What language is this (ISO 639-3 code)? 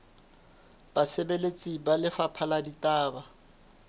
sot